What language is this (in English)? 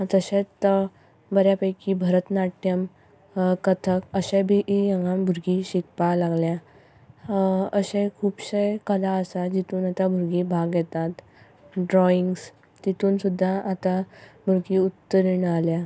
Konkani